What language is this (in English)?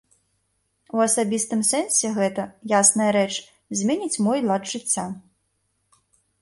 Belarusian